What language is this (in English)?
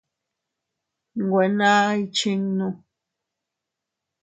Teutila Cuicatec